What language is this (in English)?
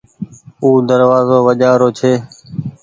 Goaria